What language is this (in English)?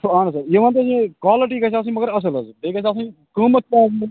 Kashmiri